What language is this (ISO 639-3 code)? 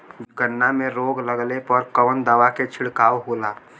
bho